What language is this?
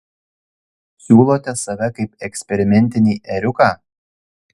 Lithuanian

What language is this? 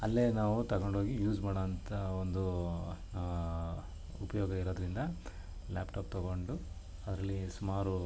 Kannada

